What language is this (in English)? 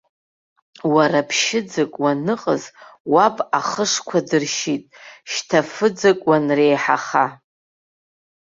Abkhazian